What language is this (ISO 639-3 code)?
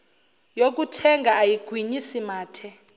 zul